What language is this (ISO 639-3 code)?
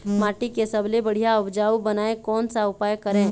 hne